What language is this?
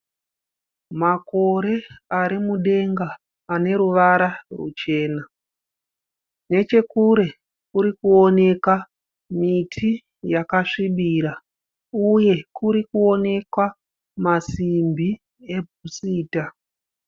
Shona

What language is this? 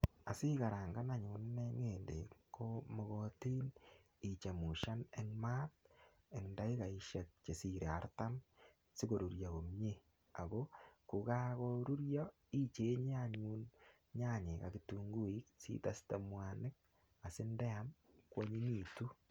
Kalenjin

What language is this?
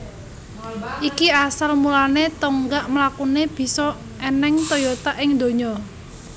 Javanese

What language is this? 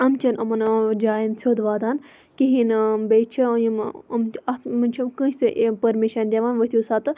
Kashmiri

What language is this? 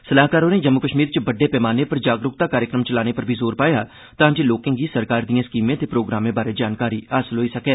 Dogri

